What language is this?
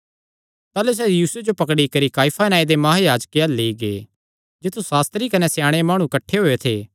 Kangri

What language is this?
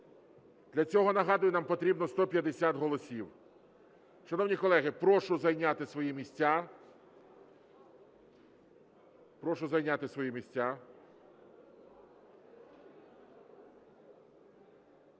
Ukrainian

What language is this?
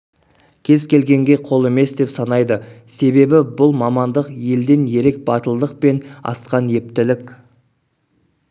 Kazakh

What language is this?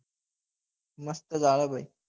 Gujarati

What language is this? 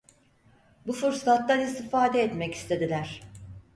Turkish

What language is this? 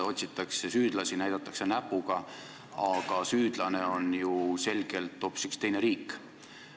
Estonian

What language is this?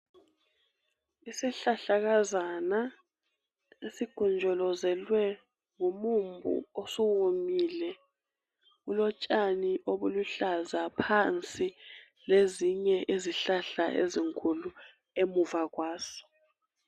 North Ndebele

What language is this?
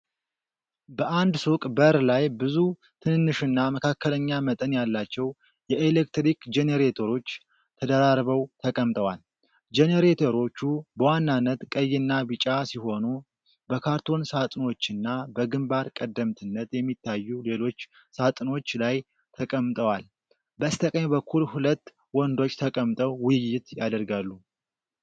Amharic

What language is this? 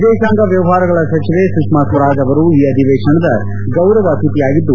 Kannada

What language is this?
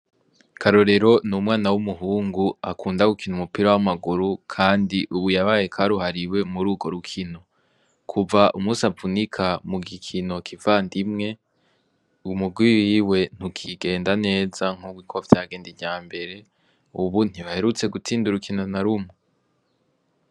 Rundi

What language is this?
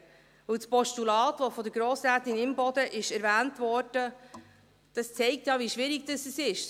Swiss German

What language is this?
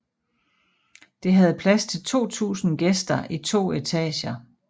Danish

